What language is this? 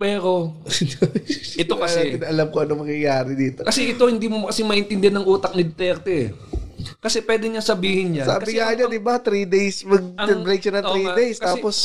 Filipino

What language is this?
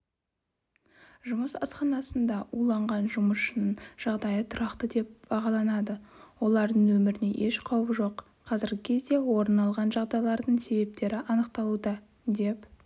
Kazakh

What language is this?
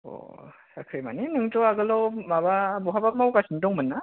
Bodo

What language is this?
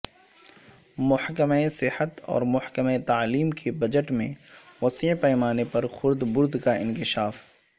Urdu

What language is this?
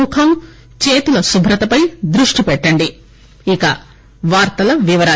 Telugu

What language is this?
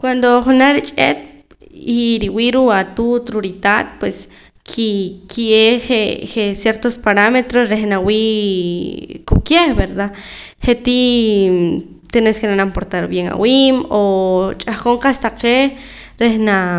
Poqomam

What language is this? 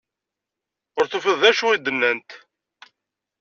Kabyle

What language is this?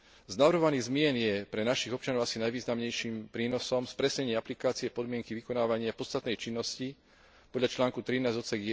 Slovak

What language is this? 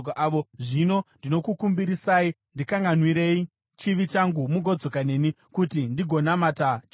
Shona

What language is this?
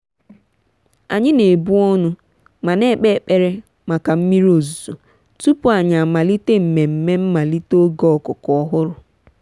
Igbo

